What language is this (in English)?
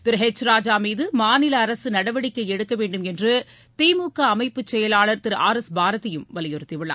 Tamil